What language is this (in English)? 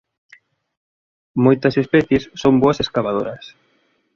Galician